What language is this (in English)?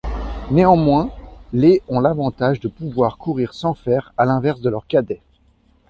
French